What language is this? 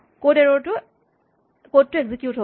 Assamese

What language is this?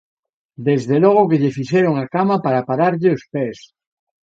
Galician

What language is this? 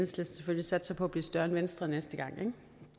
Danish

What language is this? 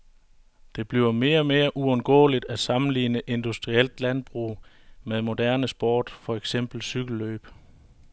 Danish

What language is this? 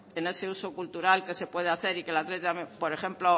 Spanish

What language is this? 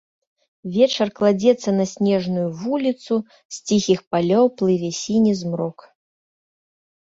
Belarusian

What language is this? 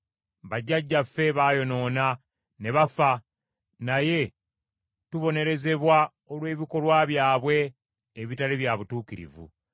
Ganda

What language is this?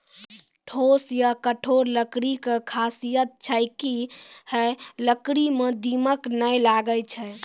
Maithili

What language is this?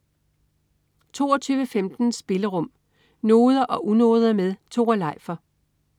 Danish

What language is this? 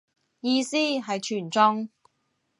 Cantonese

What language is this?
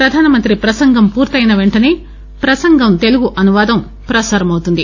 Telugu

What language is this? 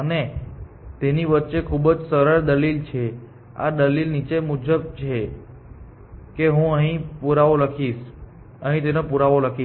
Gujarati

